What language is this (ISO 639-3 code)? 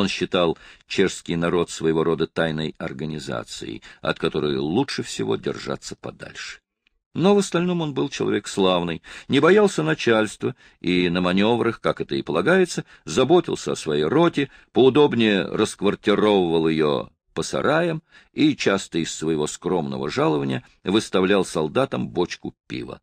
rus